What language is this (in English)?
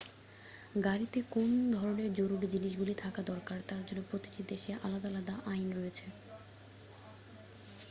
Bangla